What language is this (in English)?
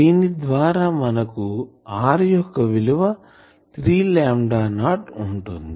Telugu